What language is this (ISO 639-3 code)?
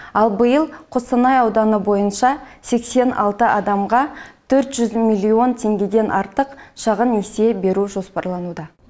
kaz